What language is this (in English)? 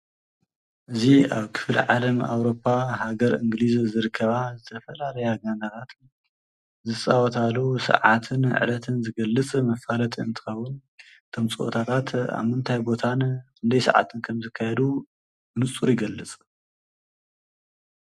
Tigrinya